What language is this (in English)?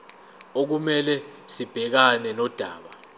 Zulu